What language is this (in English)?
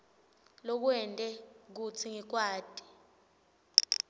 Swati